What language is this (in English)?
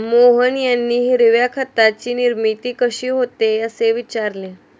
Marathi